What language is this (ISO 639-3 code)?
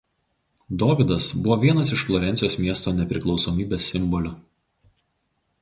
lit